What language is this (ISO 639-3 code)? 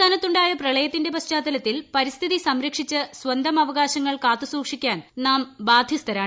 mal